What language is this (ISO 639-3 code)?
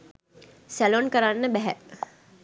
sin